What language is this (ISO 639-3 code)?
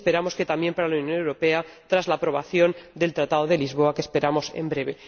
spa